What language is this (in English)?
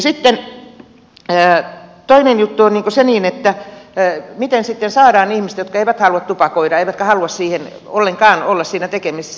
Finnish